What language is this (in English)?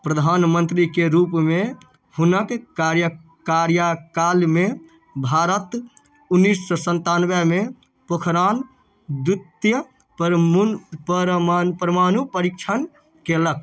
Maithili